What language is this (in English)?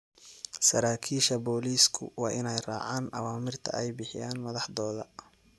Somali